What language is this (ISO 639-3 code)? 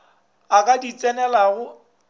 nso